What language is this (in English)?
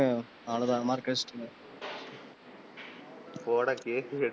Tamil